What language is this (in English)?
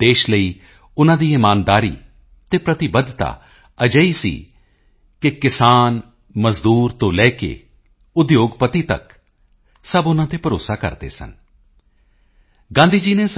Punjabi